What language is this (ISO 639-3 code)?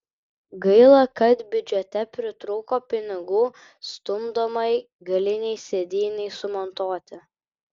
lit